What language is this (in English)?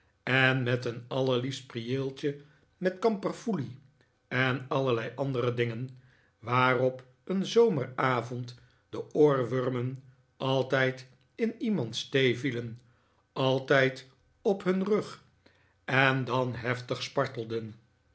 Dutch